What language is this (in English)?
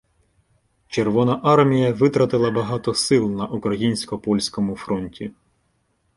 Ukrainian